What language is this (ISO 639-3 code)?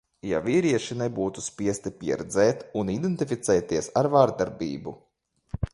lav